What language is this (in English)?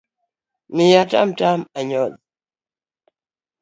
Luo (Kenya and Tanzania)